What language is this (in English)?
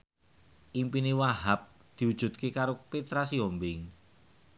Javanese